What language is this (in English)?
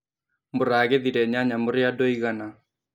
Kikuyu